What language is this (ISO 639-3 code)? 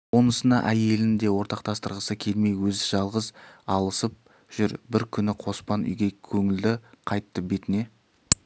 kaz